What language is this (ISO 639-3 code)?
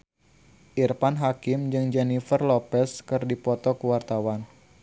sun